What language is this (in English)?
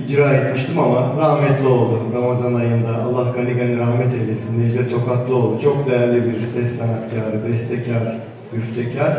Turkish